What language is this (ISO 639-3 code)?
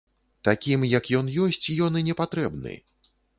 bel